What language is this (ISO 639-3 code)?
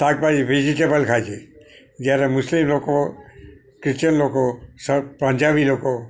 guj